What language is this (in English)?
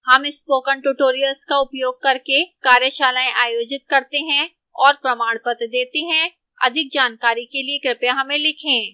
Hindi